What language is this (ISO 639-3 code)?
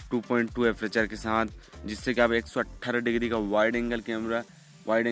hin